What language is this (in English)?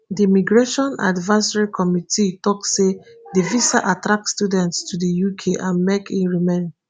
Nigerian Pidgin